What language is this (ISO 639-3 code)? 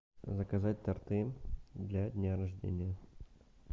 rus